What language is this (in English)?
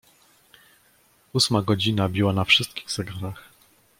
Polish